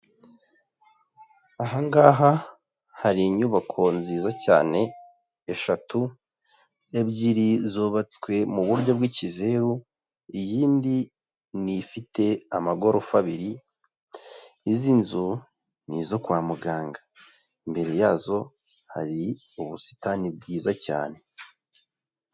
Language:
Kinyarwanda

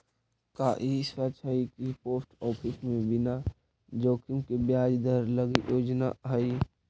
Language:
Magahi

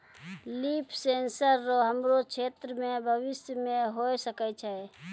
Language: Maithili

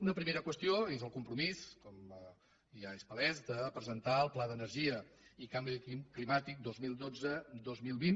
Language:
Catalan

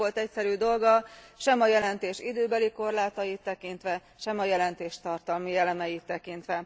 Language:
Hungarian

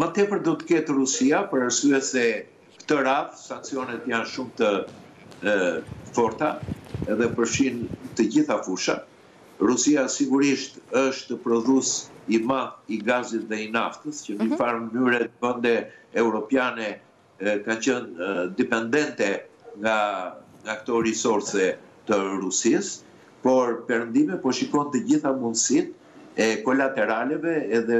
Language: Romanian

